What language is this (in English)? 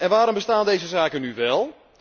Dutch